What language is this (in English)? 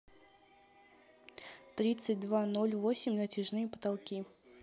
Russian